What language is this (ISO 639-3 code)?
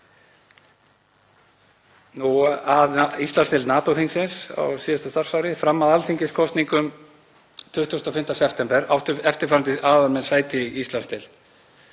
isl